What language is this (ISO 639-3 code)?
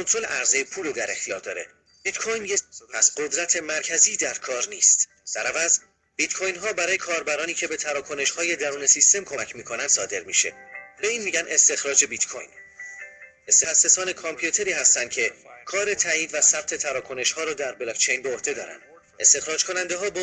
fas